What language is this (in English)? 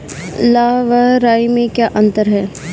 Hindi